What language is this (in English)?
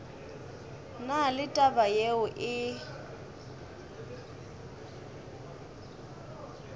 Northern Sotho